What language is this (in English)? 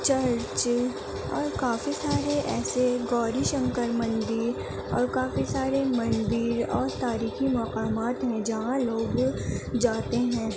Urdu